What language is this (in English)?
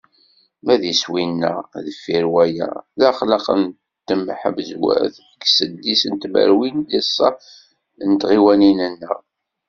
Kabyle